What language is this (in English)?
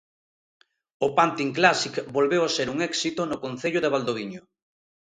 Galician